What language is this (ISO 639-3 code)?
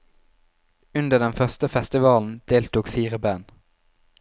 nor